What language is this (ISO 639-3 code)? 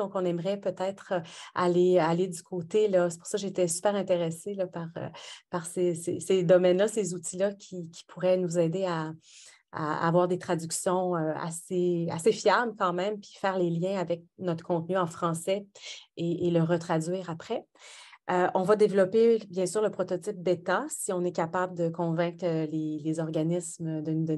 fra